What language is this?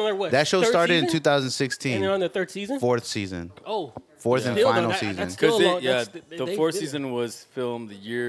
English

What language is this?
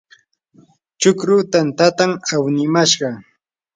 Yanahuanca Pasco Quechua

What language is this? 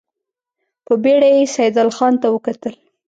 Pashto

